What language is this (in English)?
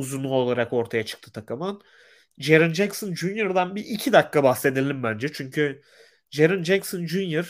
Turkish